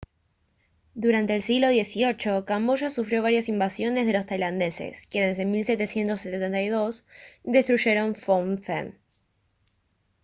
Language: Spanish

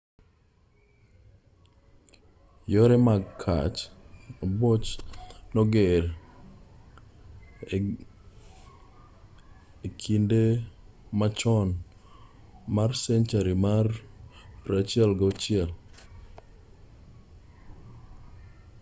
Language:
Luo (Kenya and Tanzania)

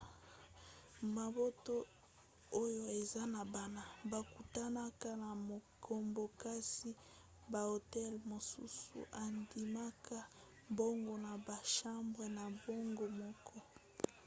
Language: Lingala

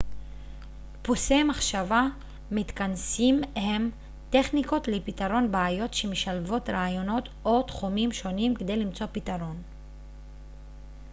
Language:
Hebrew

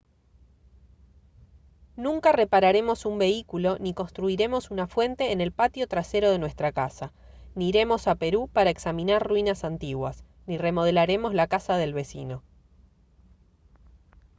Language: Spanish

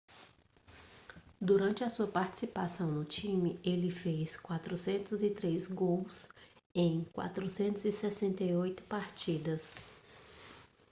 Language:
Portuguese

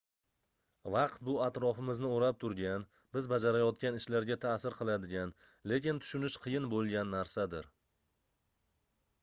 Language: Uzbek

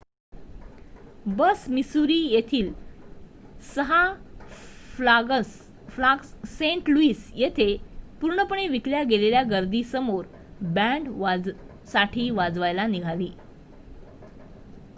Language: Marathi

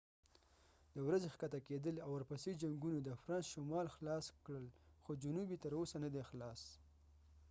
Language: Pashto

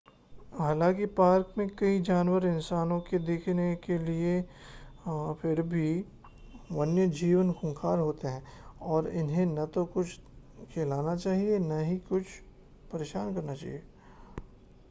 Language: Hindi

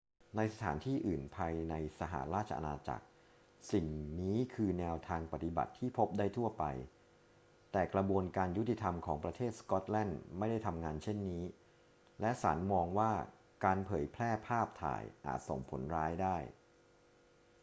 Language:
Thai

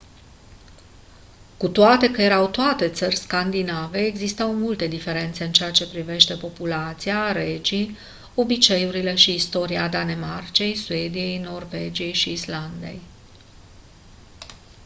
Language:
Romanian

